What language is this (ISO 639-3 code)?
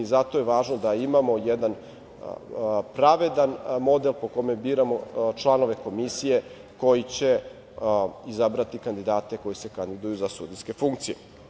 srp